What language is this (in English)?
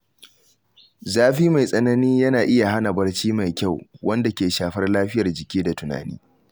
Hausa